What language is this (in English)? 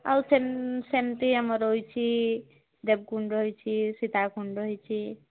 Odia